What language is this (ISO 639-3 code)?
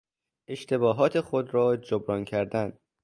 fas